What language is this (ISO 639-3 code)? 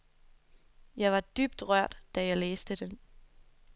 dan